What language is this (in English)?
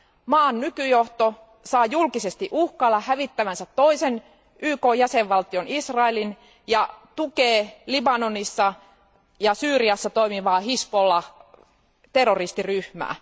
Finnish